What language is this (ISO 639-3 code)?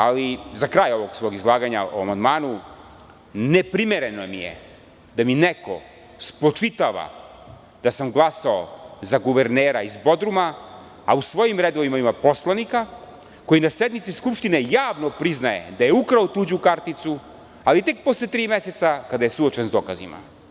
srp